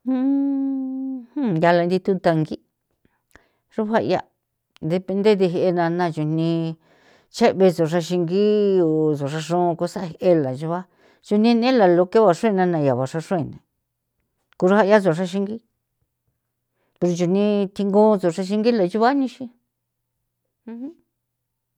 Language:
San Felipe Otlaltepec Popoloca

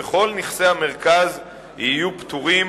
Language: Hebrew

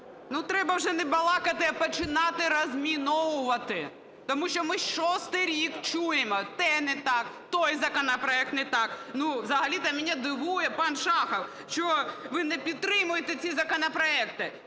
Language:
Ukrainian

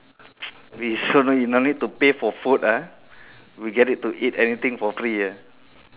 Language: English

